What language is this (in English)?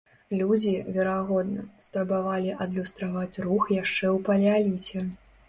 Belarusian